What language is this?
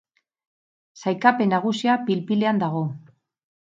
Basque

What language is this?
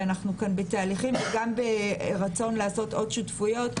Hebrew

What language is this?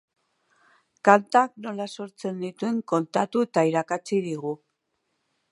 Basque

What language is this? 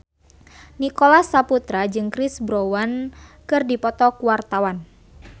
Sundanese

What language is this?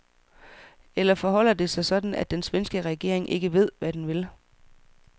Danish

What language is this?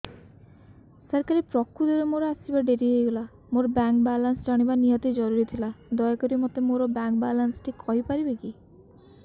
Odia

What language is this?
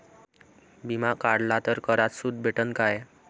Marathi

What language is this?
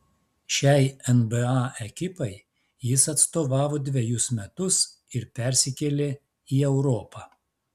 Lithuanian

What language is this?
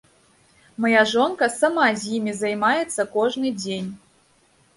Belarusian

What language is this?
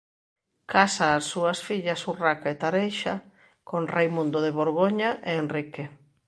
Galician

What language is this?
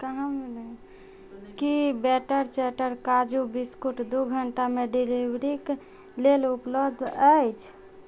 Maithili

